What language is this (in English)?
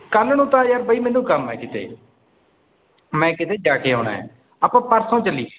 Punjabi